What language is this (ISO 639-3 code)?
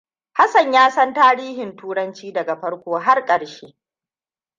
hau